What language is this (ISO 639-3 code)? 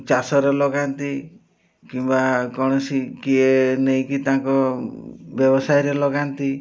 ori